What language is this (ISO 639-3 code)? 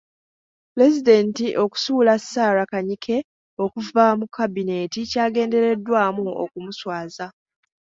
lug